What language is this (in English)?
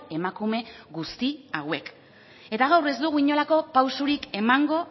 Basque